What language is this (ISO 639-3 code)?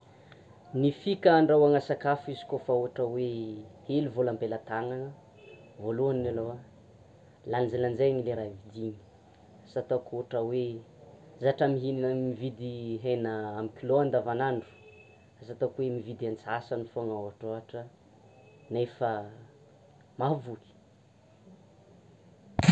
xmw